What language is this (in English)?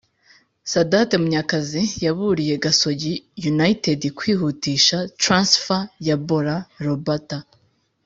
Kinyarwanda